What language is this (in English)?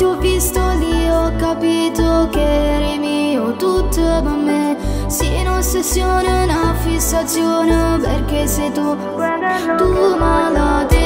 Romanian